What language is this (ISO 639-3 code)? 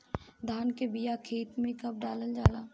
bho